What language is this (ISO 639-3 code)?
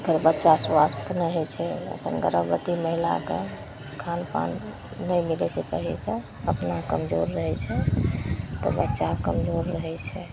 mai